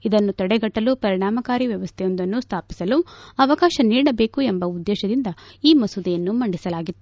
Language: Kannada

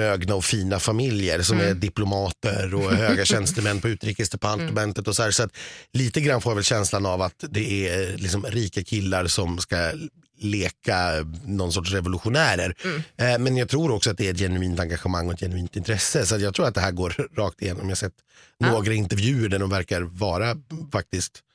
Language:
Swedish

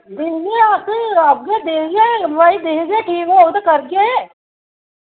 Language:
Dogri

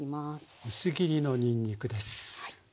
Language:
Japanese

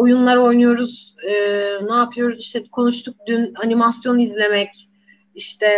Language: Turkish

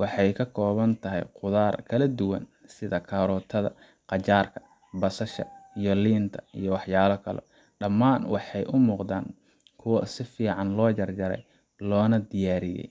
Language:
Somali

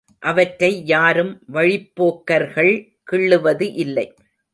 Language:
Tamil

